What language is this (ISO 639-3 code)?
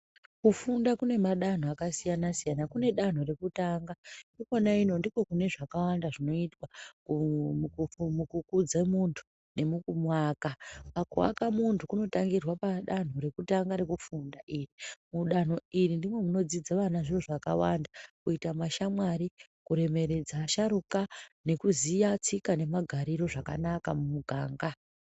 ndc